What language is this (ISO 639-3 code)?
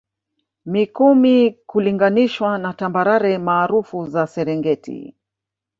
swa